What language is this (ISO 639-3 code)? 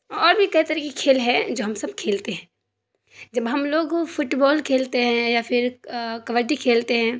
urd